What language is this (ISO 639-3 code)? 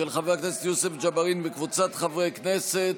heb